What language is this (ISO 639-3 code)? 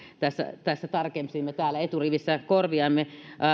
fin